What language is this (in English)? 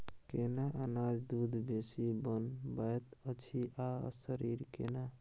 Maithili